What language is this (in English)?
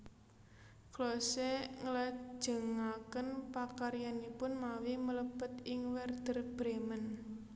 Javanese